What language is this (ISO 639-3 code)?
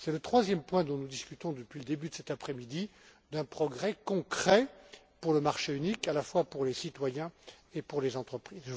fra